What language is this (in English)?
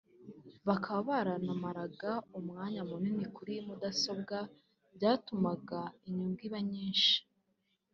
Kinyarwanda